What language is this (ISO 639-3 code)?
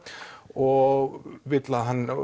isl